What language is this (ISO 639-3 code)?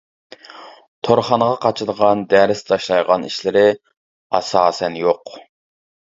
uig